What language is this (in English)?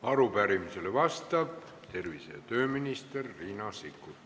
Estonian